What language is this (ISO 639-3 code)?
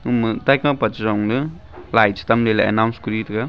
nnp